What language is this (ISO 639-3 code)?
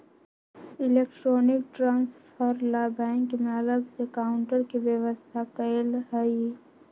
mag